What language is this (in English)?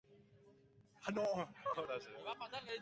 Basque